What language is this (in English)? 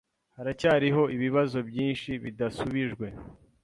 Kinyarwanda